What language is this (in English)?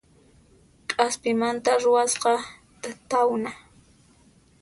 Puno Quechua